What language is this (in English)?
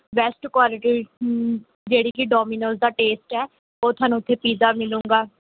Punjabi